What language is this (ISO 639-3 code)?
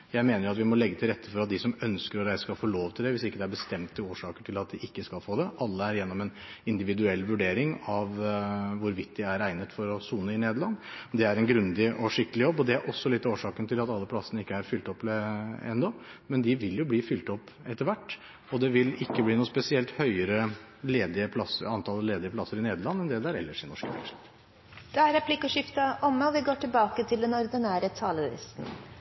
nob